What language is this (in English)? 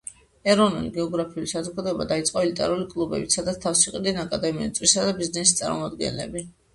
Georgian